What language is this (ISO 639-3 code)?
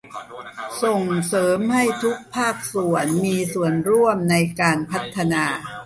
tha